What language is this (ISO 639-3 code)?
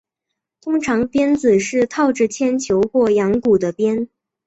zho